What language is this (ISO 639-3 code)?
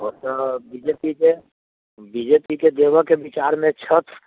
mai